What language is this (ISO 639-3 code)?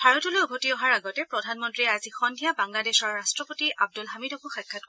asm